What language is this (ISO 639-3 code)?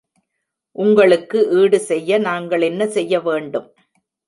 tam